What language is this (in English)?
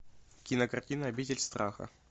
Russian